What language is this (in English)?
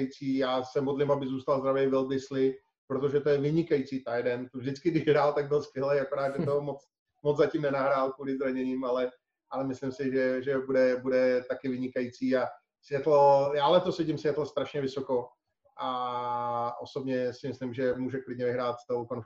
Czech